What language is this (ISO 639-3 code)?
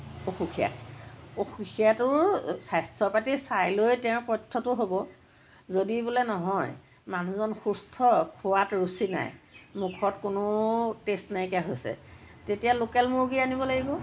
asm